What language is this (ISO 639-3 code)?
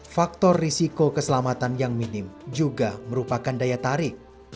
ind